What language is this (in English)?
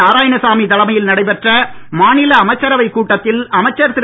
Tamil